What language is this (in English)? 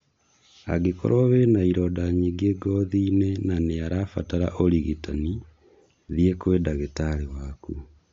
Kikuyu